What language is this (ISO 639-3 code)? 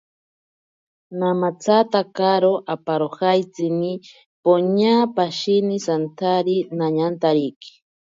prq